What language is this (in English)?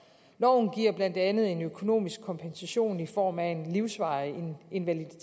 Danish